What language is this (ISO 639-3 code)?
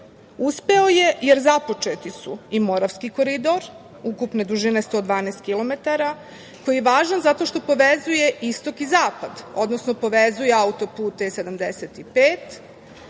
srp